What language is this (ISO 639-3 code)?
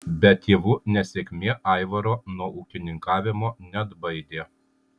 lit